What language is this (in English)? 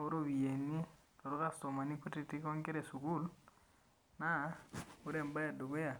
Masai